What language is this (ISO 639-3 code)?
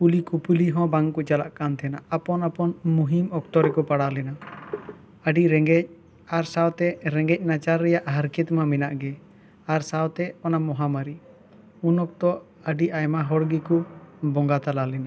sat